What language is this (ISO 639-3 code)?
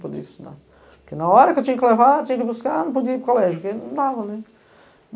por